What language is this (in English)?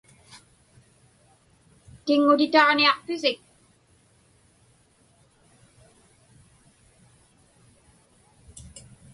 Inupiaq